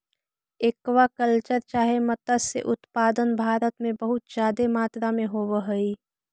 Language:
Magahi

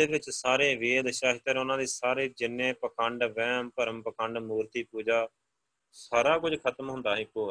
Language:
Punjabi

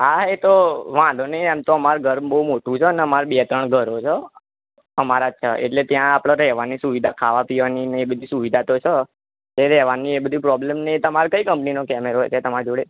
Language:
Gujarati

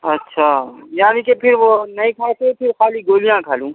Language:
Urdu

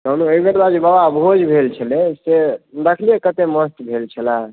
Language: Maithili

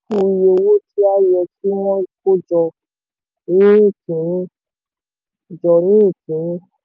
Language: Yoruba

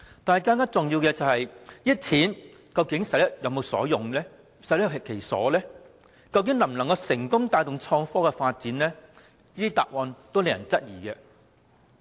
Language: Cantonese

